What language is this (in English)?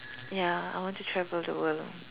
English